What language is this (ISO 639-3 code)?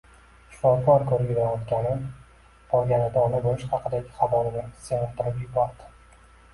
uzb